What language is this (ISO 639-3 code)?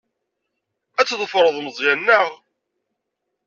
kab